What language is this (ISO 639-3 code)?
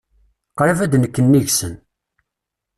kab